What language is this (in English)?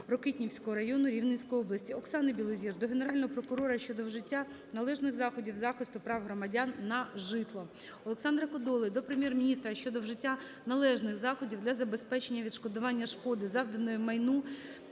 Ukrainian